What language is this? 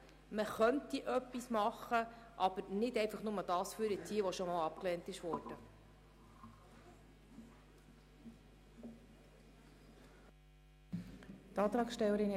Swiss German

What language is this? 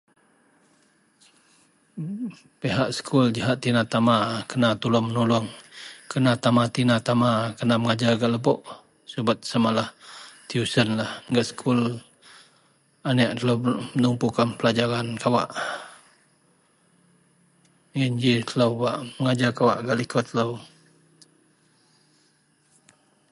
Central Melanau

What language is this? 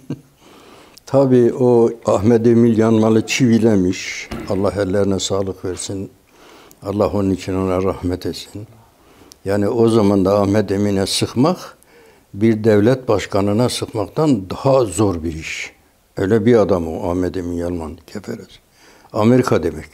Turkish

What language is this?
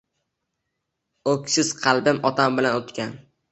Uzbek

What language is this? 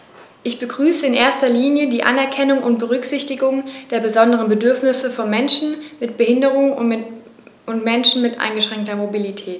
German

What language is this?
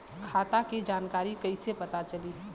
Bhojpuri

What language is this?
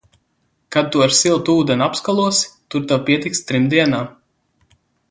Latvian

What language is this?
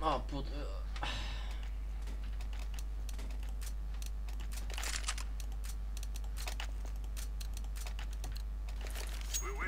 Polish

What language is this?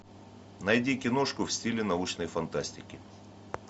Russian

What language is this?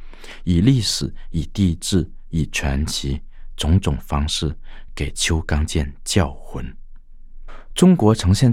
Chinese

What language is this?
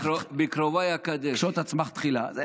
Hebrew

